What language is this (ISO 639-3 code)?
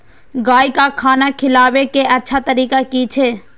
mai